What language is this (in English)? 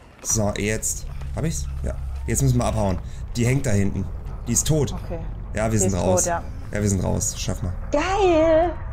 German